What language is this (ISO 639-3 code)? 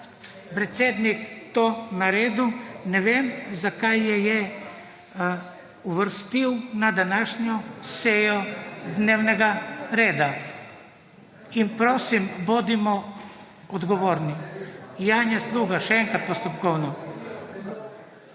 slv